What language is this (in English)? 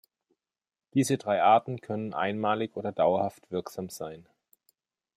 German